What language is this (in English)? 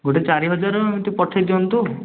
Odia